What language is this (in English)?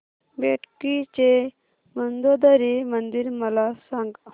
Marathi